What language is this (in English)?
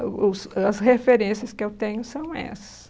Portuguese